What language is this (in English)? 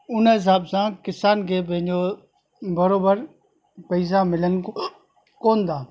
Sindhi